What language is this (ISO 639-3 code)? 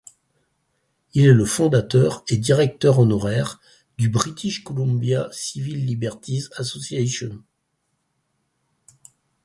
fra